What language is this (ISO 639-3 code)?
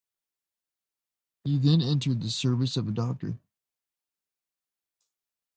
eng